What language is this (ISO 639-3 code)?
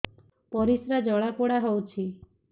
ori